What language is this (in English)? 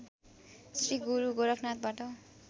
Nepali